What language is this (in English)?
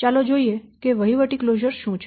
Gujarati